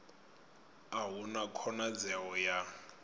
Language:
Venda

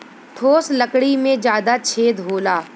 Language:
Bhojpuri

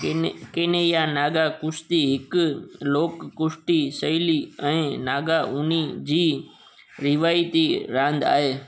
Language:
Sindhi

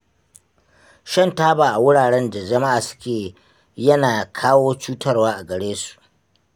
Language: Hausa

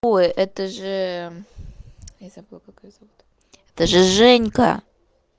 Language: Russian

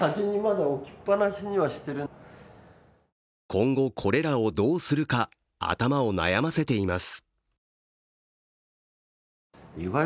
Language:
Japanese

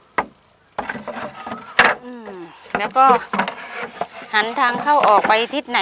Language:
Thai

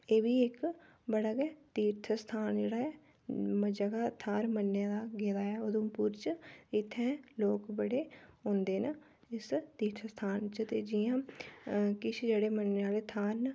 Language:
Dogri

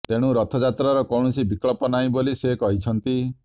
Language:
Odia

